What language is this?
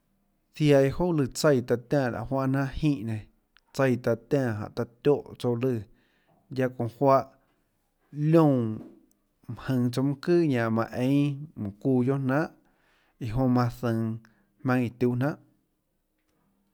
Tlacoatzintepec Chinantec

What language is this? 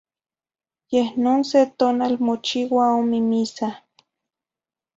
Zacatlán-Ahuacatlán-Tepetzintla Nahuatl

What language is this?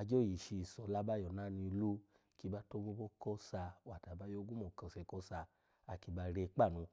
Alago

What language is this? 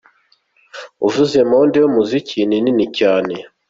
Kinyarwanda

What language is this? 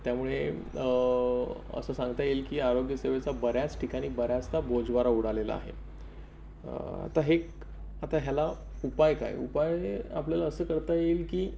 Marathi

